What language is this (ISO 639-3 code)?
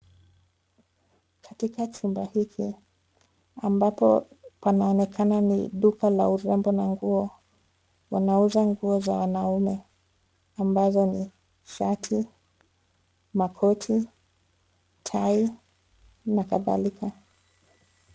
swa